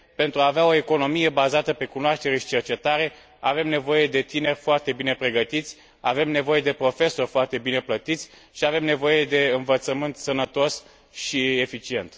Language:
Romanian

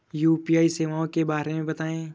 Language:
Hindi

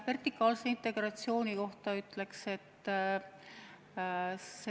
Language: Estonian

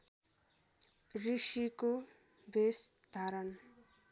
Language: Nepali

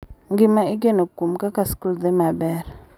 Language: Luo (Kenya and Tanzania)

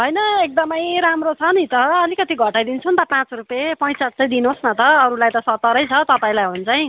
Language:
Nepali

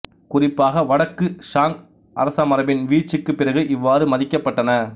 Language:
Tamil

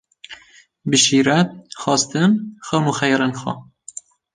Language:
Kurdish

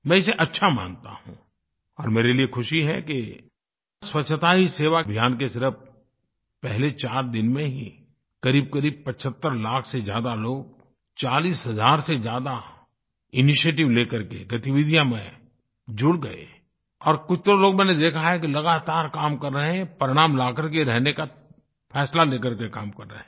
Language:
Hindi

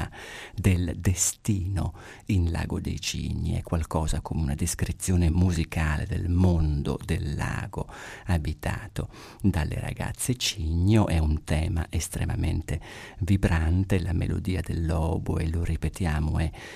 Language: Italian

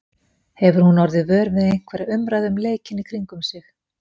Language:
Icelandic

